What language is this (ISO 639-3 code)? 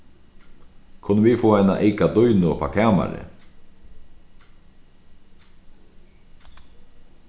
fao